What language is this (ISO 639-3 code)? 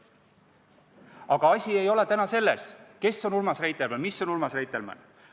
est